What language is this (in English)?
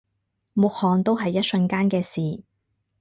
Cantonese